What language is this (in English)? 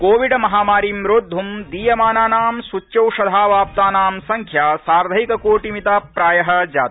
Sanskrit